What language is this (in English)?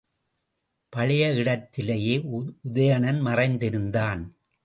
Tamil